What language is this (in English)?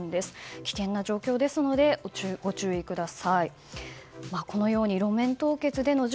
Japanese